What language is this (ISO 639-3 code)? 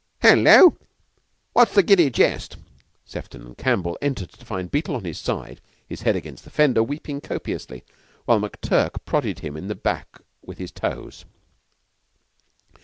eng